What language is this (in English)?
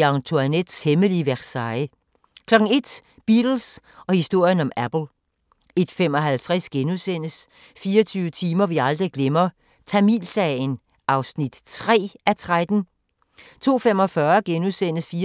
Danish